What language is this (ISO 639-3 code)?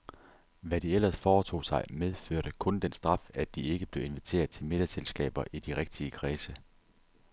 dan